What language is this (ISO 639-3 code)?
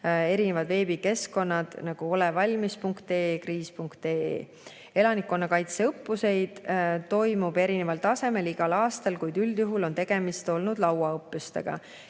est